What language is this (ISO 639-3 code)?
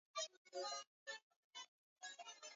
swa